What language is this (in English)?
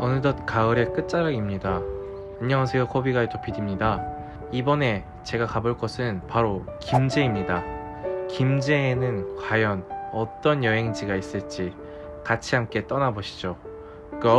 Korean